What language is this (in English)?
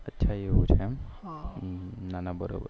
Gujarati